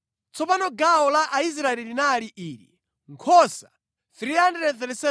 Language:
Nyanja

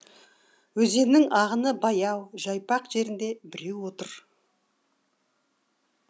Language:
Kazakh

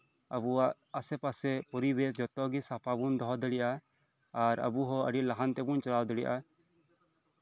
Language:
Santali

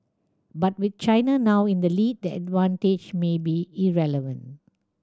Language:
English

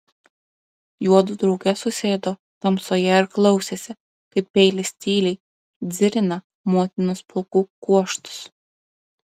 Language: Lithuanian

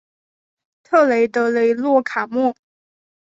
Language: Chinese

